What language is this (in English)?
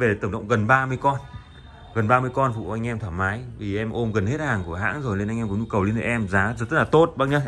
Vietnamese